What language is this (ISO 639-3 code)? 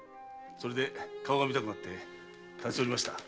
jpn